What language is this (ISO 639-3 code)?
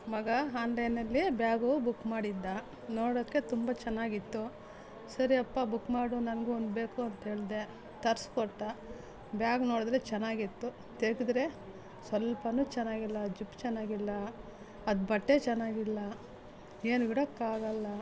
kan